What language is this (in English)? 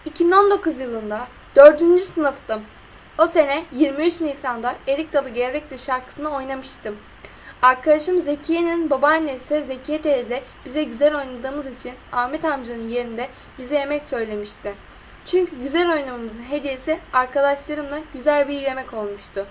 Turkish